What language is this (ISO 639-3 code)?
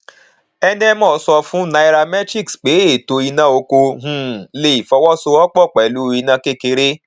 yor